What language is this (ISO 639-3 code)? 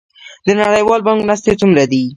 pus